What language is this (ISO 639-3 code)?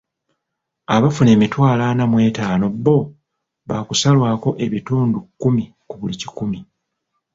lug